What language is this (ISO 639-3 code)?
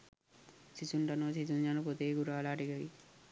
sin